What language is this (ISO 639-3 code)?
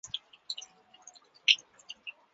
zho